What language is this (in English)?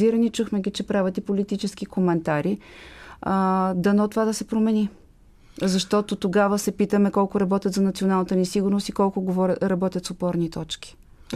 Bulgarian